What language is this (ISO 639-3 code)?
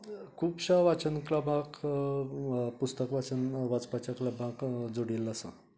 kok